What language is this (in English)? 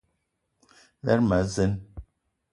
Eton (Cameroon)